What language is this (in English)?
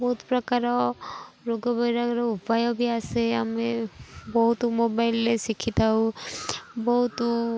Odia